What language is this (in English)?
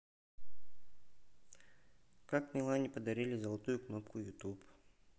Russian